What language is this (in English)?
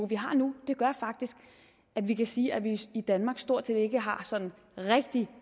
Danish